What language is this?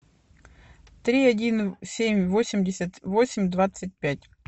Russian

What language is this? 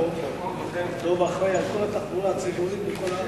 Hebrew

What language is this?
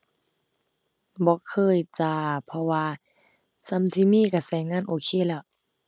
Thai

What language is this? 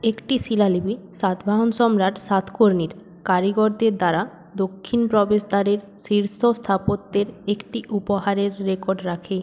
Bangla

